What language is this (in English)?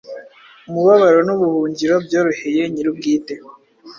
Kinyarwanda